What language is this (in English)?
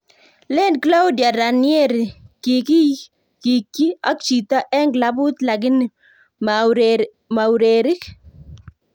Kalenjin